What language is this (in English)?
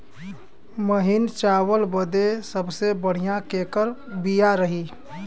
Bhojpuri